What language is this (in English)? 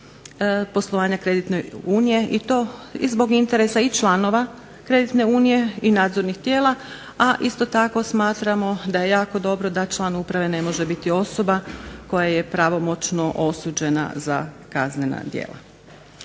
Croatian